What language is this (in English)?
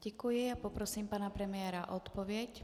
Czech